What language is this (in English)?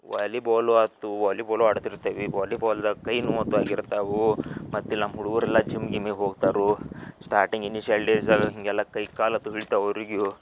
Kannada